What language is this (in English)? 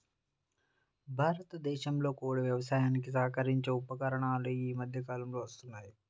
Telugu